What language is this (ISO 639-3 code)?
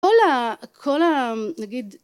heb